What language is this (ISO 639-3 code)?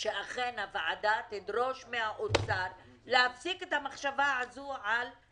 heb